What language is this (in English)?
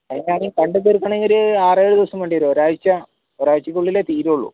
Malayalam